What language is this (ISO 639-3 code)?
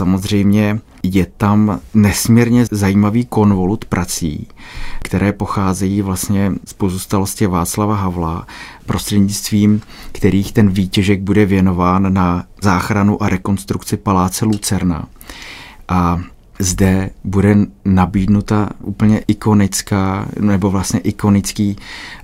ces